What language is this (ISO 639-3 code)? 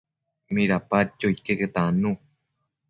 mcf